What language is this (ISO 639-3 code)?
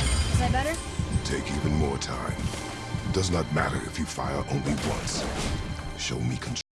eng